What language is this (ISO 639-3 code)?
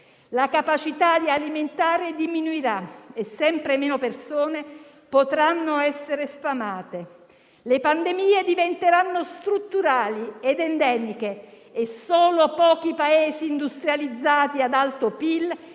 ita